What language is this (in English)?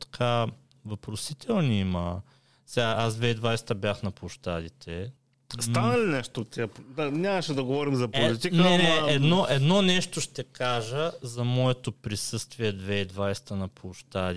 Bulgarian